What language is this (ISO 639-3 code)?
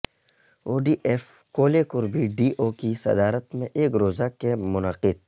urd